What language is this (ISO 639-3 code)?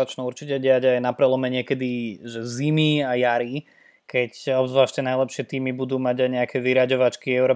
slk